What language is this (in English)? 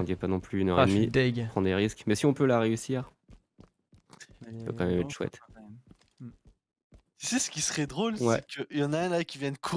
French